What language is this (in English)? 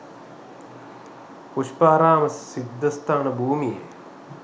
Sinhala